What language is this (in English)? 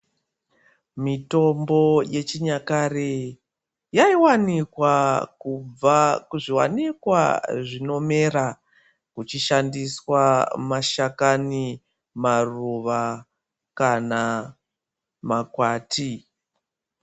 Ndau